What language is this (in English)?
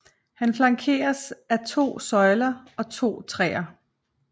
Danish